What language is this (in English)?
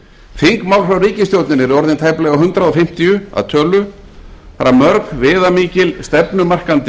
Icelandic